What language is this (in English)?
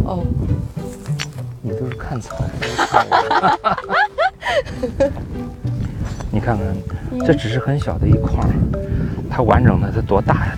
Chinese